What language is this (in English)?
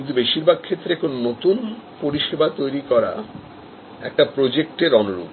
Bangla